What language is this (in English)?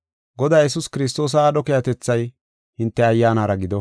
Gofa